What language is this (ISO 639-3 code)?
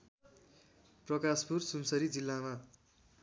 nep